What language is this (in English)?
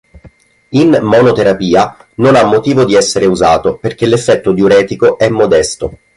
Italian